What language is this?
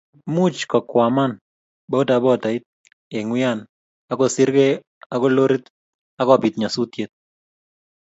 Kalenjin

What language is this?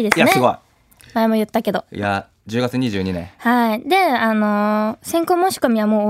Japanese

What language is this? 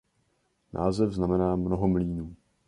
Czech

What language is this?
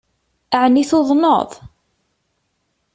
Kabyle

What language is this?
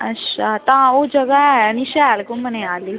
Dogri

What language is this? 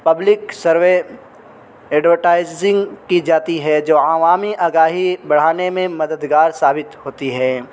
Urdu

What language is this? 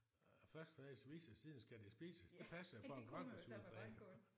Danish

